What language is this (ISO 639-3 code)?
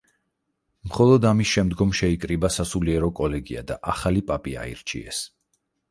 kat